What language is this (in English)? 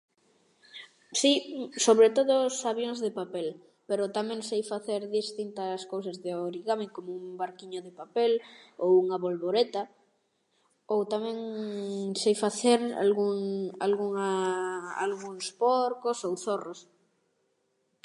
Galician